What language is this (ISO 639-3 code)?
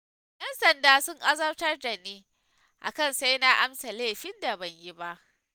hau